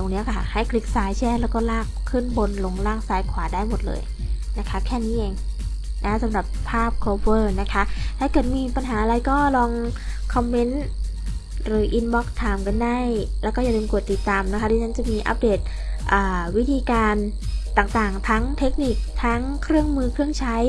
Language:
Thai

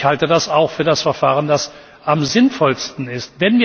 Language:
German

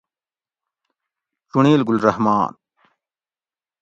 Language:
Gawri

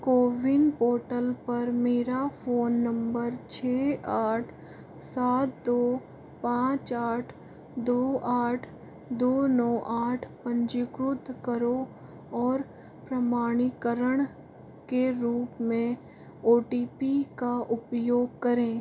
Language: Hindi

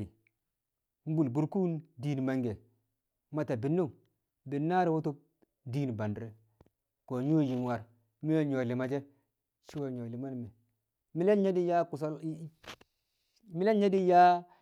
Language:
Kamo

